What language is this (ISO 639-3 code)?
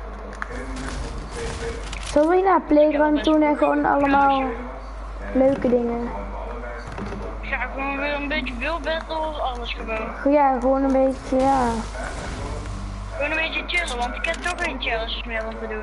nld